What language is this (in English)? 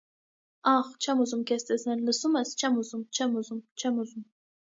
Armenian